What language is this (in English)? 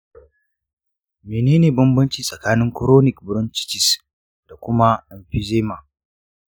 Hausa